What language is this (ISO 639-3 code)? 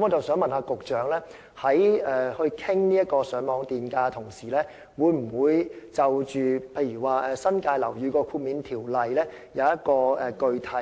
yue